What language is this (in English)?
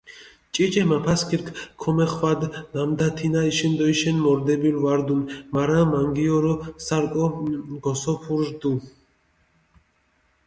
Mingrelian